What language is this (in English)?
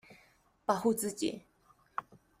Chinese